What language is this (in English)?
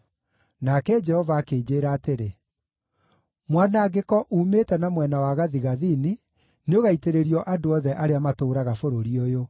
Kikuyu